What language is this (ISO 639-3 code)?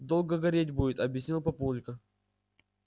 rus